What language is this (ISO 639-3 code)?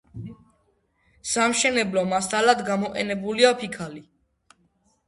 kat